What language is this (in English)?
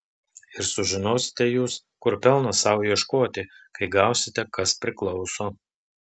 Lithuanian